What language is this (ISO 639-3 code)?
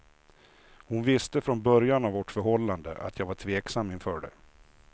swe